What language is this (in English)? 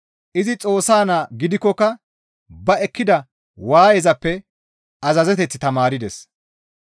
Gamo